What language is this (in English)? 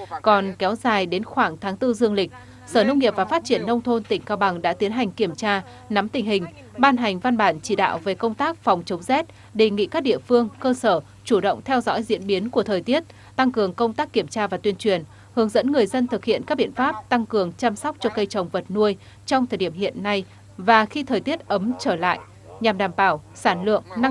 Vietnamese